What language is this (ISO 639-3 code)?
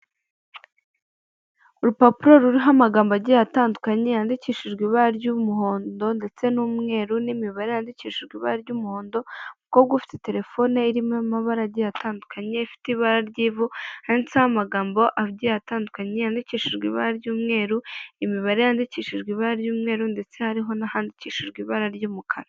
kin